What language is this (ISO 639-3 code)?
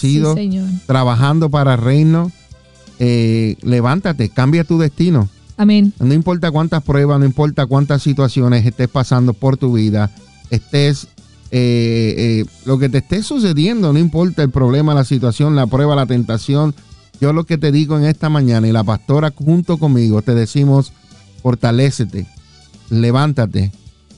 spa